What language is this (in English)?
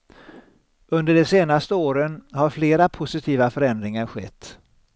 Swedish